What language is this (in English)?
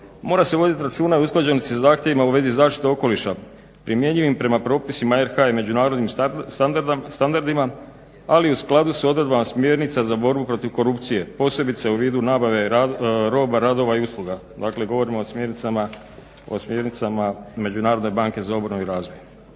Croatian